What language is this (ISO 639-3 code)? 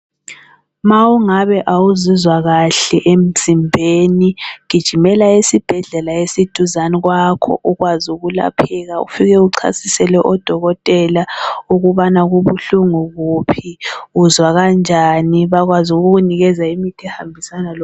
nde